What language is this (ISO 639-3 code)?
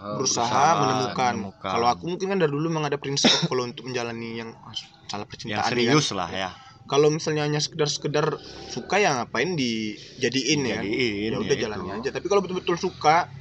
ind